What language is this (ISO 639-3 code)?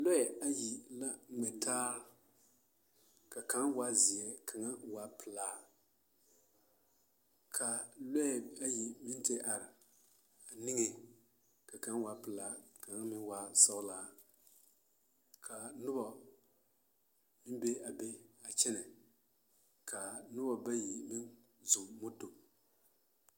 dga